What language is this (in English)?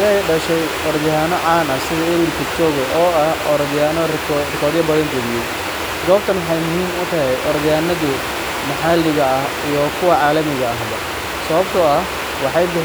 Somali